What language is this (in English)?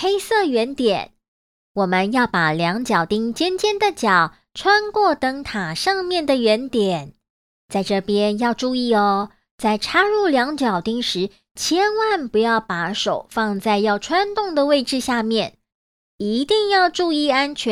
Chinese